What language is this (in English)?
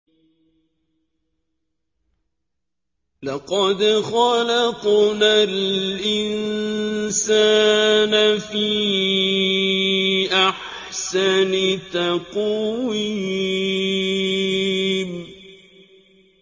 Arabic